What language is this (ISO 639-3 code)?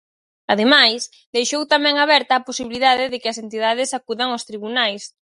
glg